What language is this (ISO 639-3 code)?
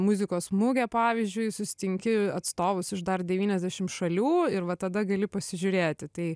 lit